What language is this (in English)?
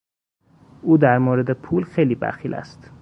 Persian